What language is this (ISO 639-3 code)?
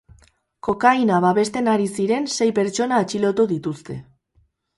eus